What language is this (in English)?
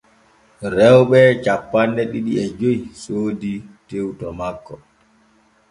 Borgu Fulfulde